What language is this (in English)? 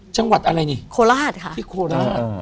Thai